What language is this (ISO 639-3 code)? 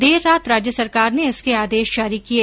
hin